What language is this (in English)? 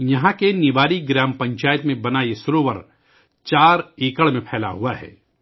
Urdu